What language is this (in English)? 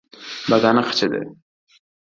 Uzbek